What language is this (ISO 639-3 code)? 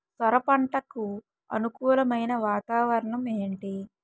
tel